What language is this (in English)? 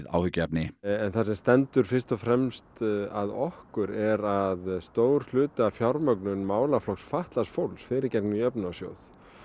Icelandic